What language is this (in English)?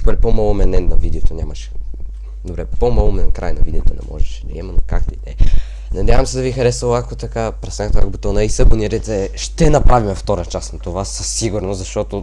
Bulgarian